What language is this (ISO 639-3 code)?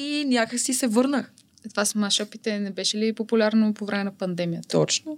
bul